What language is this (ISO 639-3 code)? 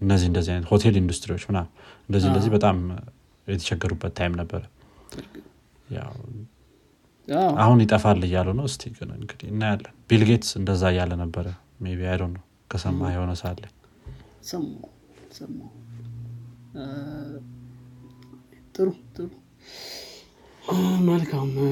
amh